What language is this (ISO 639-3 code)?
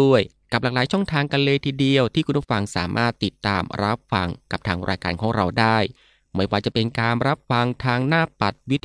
tha